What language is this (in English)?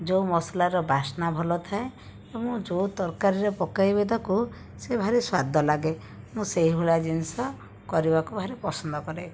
Odia